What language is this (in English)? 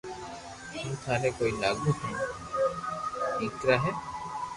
Loarki